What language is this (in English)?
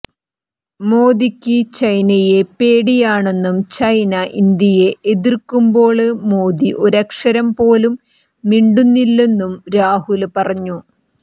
Malayalam